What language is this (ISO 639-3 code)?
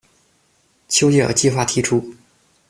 zho